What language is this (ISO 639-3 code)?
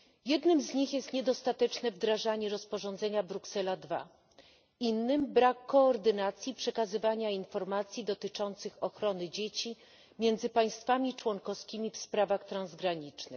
pol